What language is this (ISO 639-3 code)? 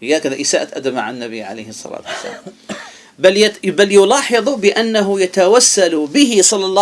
ara